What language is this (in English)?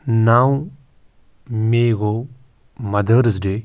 Kashmiri